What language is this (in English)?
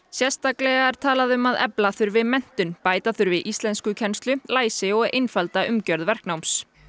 Icelandic